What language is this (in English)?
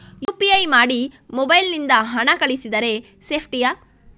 Kannada